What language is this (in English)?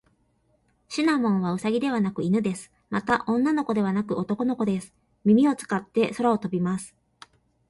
Japanese